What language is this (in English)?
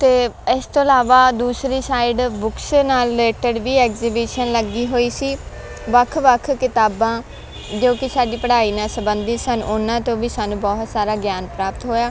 Punjabi